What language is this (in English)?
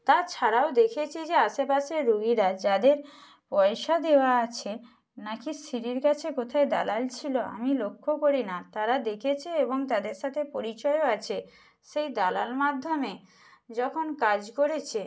Bangla